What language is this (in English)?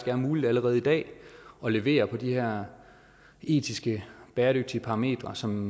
Danish